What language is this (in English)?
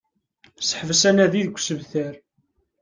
Kabyle